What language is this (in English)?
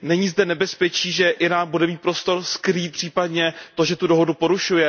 Czech